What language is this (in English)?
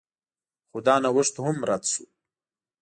Pashto